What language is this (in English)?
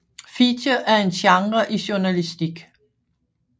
Danish